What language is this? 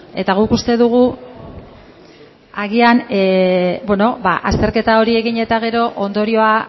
Basque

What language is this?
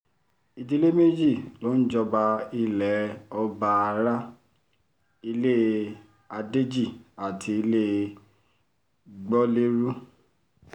Yoruba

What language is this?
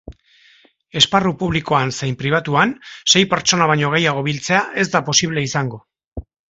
Basque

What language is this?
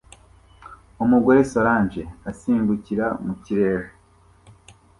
Kinyarwanda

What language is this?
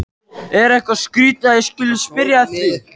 Icelandic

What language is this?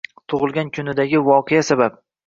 Uzbek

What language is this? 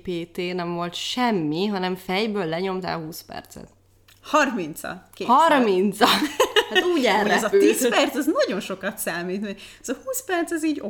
Hungarian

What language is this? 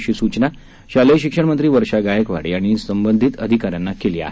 Marathi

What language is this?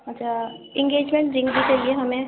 Urdu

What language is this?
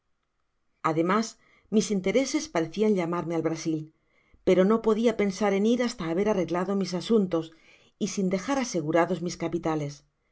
Spanish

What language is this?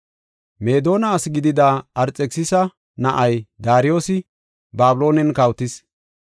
Gofa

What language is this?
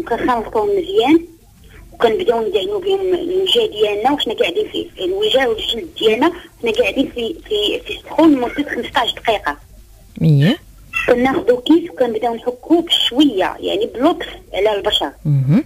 Arabic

